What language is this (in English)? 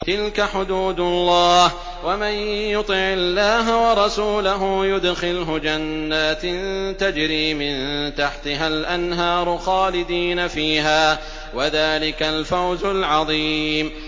Arabic